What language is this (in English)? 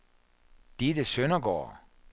Danish